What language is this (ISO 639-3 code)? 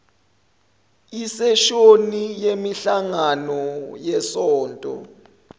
zul